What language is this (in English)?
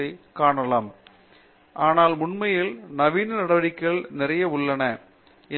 Tamil